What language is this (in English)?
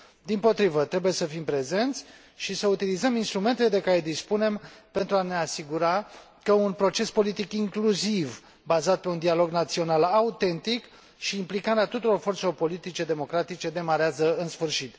Romanian